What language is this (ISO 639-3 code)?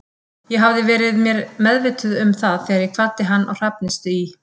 isl